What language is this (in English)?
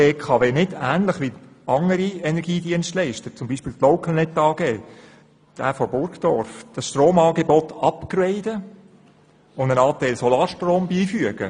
Swiss German